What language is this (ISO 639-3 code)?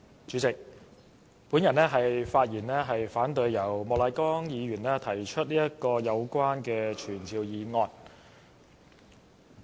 yue